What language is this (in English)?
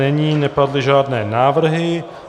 Czech